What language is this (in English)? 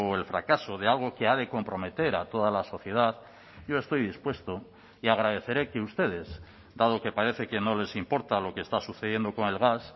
Spanish